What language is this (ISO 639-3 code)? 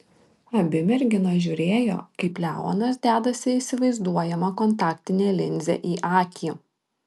lit